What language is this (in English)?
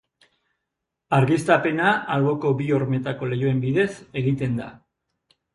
Basque